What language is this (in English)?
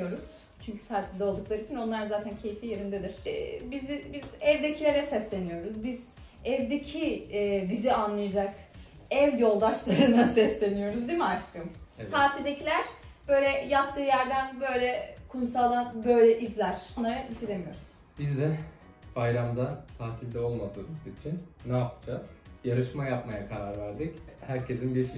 Turkish